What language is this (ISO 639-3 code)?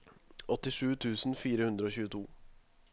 nor